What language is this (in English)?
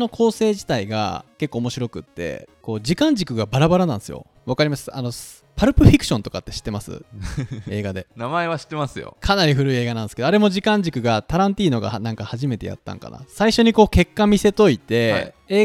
Japanese